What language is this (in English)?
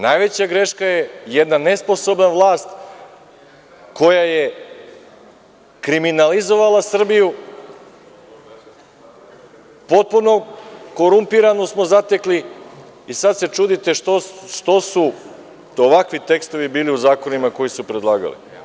Serbian